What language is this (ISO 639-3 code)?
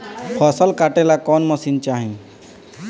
bho